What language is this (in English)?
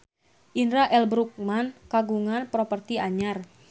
Sundanese